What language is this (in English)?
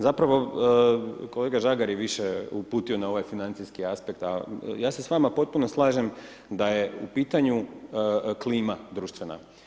Croatian